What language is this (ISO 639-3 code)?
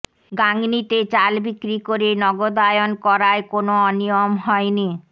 ben